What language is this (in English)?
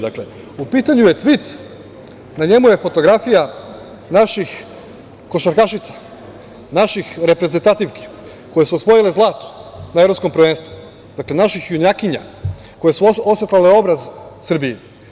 Serbian